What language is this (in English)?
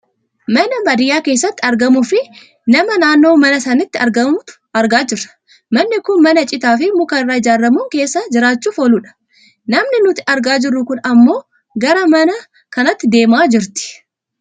Oromo